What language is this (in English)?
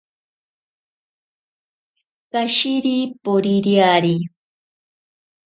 Ashéninka Perené